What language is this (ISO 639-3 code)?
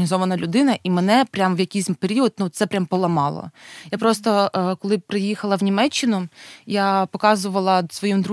ukr